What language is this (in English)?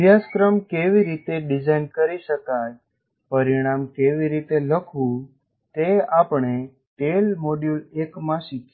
Gujarati